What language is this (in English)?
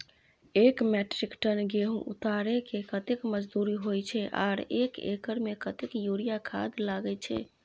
Maithili